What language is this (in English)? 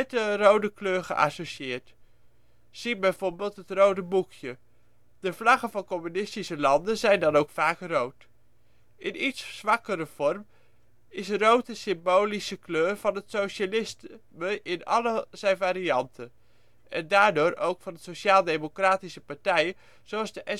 Dutch